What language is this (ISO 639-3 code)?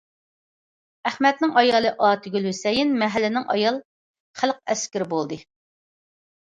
uig